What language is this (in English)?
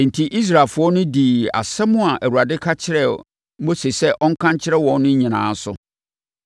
Akan